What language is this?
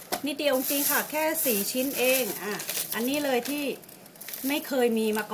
Thai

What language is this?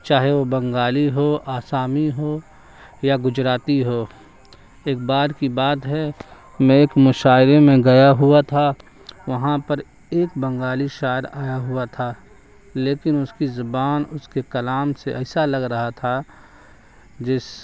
Urdu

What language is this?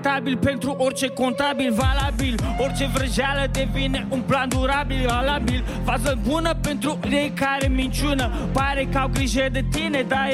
Romanian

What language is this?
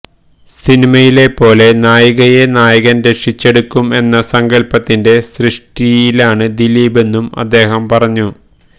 Malayalam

